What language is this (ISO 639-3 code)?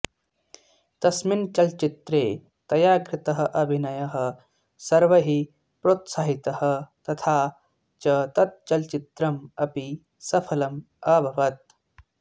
san